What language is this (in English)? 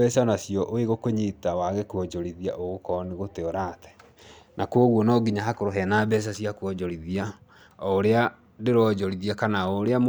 Kikuyu